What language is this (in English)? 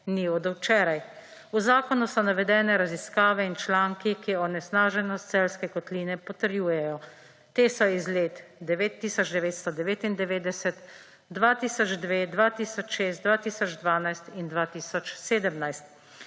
Slovenian